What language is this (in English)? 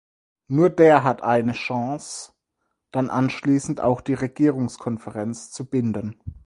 German